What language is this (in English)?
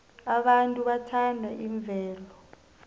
South Ndebele